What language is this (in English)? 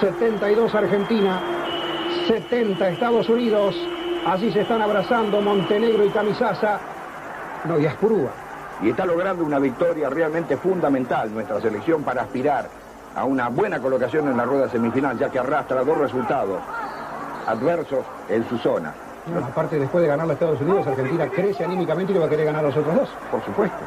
Spanish